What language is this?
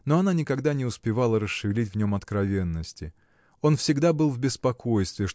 Russian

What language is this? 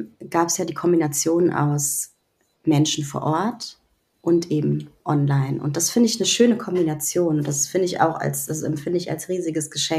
German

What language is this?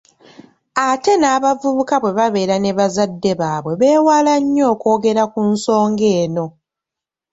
Ganda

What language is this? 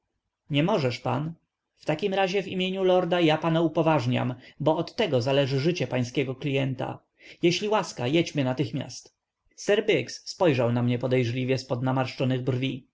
Polish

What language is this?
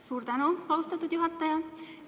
Estonian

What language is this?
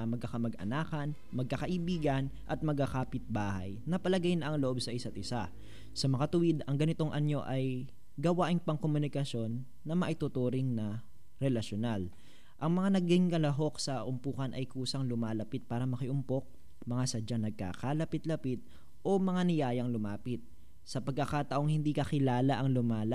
Filipino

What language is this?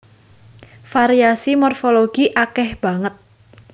Javanese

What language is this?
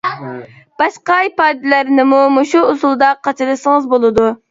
Uyghur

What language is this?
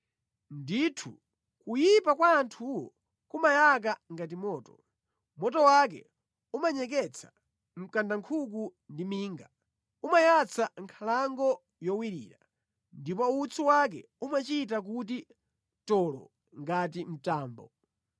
Nyanja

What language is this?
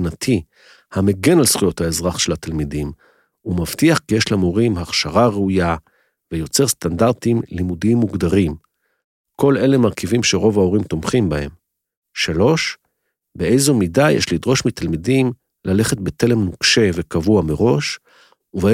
Hebrew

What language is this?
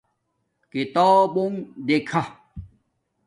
Domaaki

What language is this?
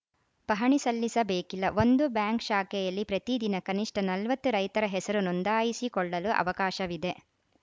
Kannada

